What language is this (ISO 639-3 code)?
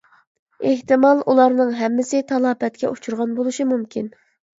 uig